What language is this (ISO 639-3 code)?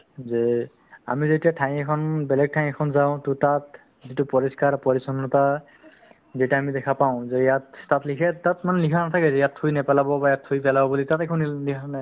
asm